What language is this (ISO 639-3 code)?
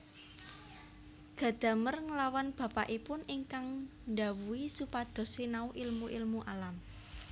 jav